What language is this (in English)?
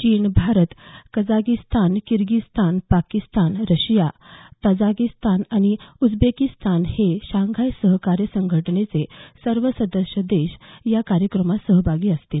Marathi